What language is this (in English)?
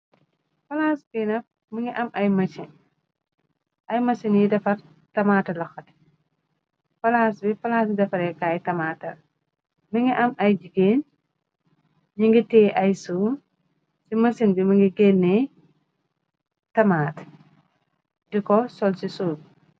Wolof